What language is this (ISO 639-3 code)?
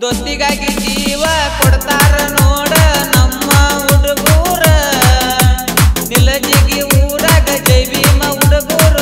ara